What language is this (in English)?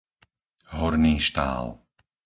Slovak